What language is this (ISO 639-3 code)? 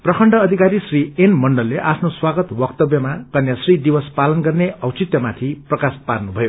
nep